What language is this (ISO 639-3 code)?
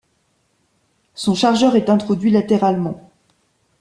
fra